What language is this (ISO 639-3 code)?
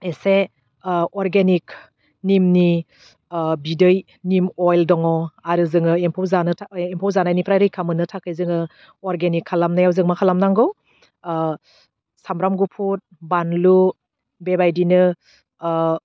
brx